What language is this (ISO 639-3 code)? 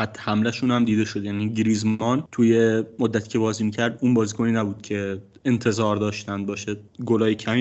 fas